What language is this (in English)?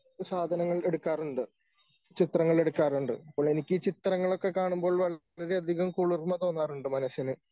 Malayalam